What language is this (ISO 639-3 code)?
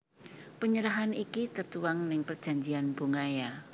jav